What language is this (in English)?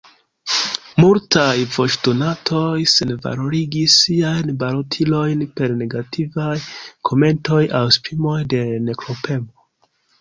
Esperanto